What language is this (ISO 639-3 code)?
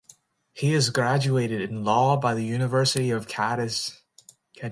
eng